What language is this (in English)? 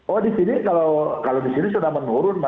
Indonesian